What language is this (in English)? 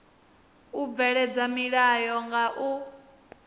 Venda